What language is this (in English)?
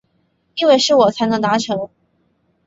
Chinese